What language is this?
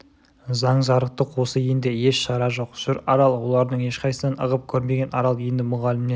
Kazakh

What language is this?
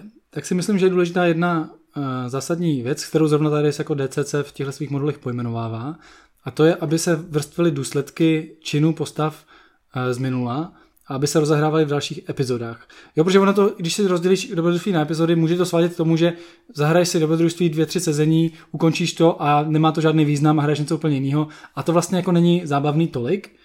Czech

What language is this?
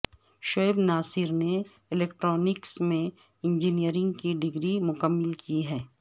Urdu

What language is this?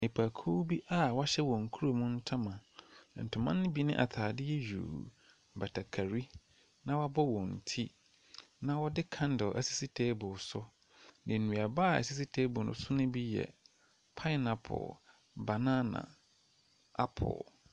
Akan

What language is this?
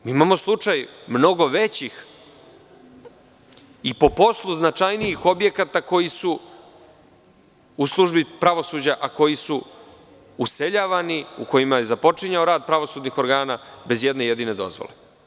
Serbian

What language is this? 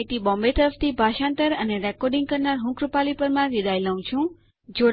Gujarati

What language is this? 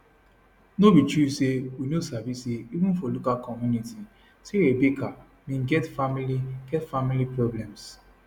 Nigerian Pidgin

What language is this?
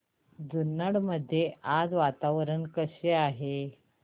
Marathi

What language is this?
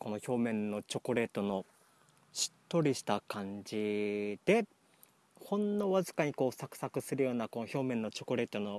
Japanese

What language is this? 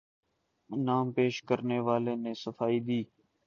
Urdu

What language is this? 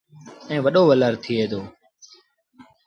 Sindhi Bhil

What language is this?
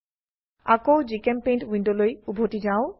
Assamese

